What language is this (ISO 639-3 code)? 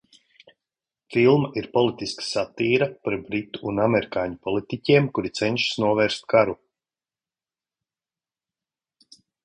lav